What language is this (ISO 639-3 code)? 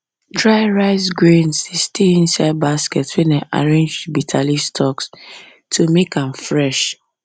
pcm